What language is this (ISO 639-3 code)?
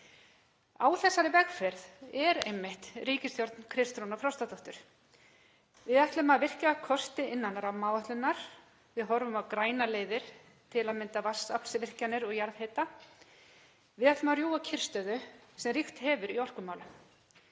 isl